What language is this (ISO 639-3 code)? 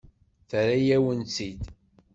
kab